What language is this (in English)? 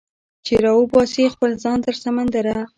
Pashto